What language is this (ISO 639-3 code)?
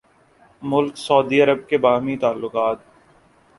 urd